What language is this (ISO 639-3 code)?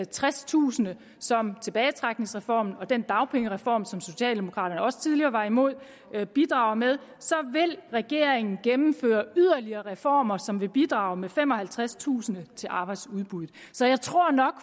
dan